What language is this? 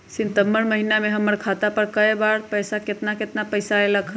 Magahi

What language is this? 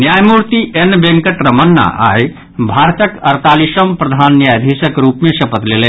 Maithili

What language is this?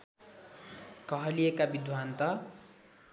Nepali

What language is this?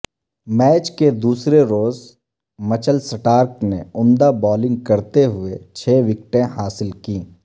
Urdu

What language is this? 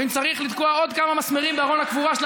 Hebrew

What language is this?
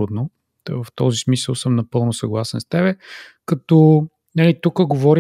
Bulgarian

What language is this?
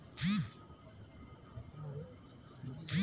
Bhojpuri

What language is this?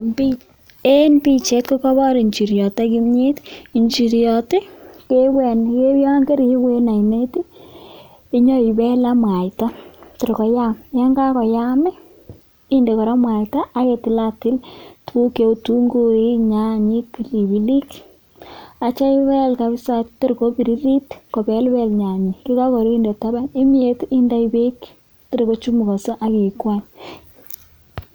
Kalenjin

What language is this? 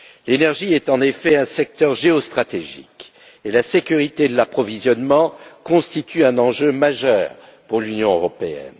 French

